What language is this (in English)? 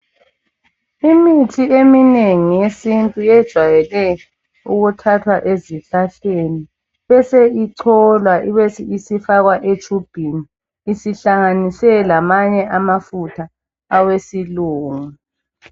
North Ndebele